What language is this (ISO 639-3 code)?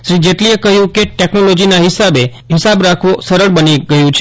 guj